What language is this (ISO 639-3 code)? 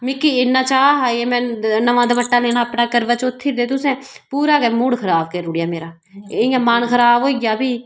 doi